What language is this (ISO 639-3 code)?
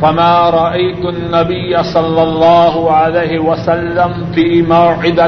urd